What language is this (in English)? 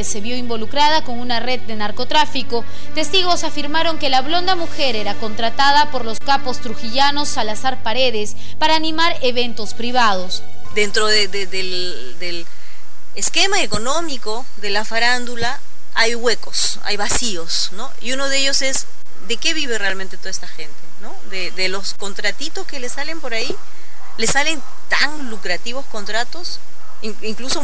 Spanish